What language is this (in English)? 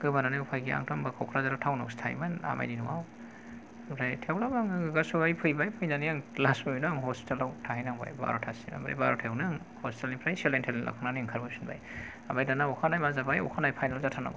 Bodo